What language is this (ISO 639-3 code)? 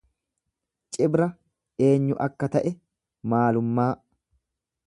orm